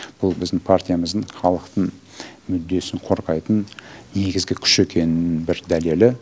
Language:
Kazakh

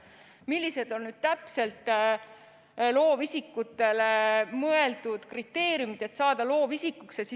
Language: Estonian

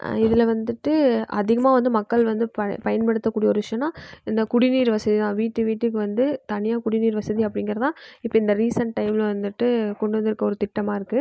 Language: Tamil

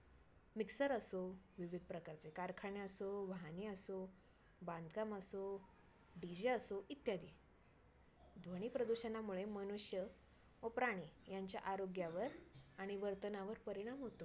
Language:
Marathi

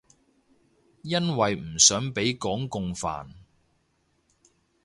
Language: Cantonese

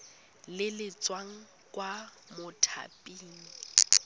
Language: Tswana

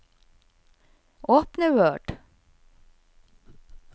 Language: Norwegian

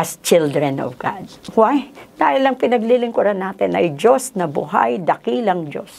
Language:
Filipino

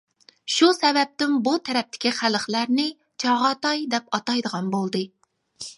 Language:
Uyghur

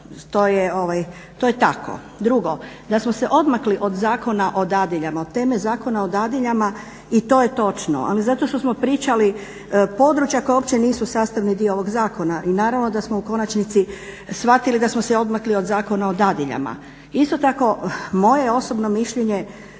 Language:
Croatian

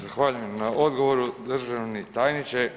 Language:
Croatian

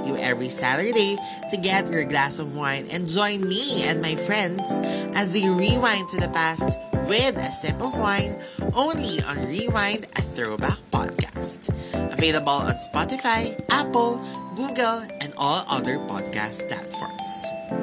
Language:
Filipino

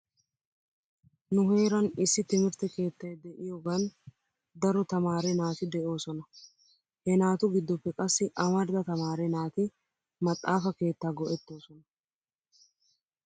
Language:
Wolaytta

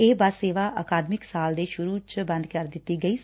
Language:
Punjabi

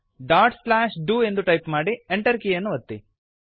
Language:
Kannada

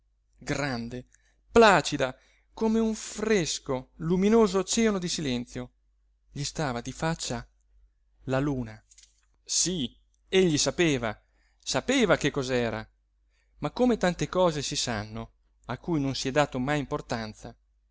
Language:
Italian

